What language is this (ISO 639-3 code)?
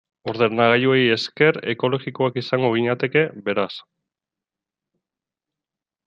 eus